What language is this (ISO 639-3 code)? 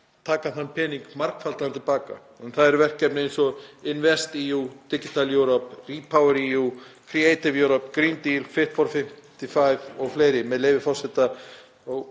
isl